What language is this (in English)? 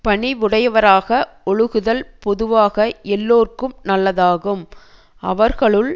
Tamil